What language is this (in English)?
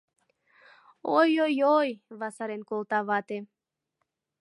Mari